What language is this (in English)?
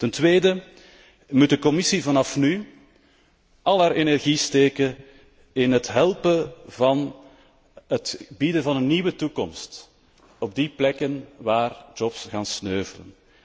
Dutch